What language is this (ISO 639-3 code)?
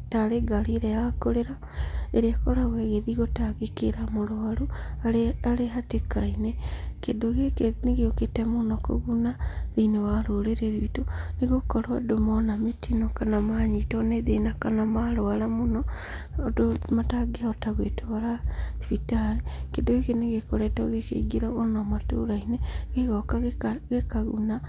kik